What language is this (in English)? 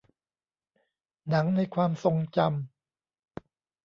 Thai